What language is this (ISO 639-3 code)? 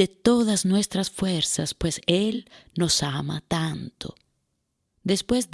spa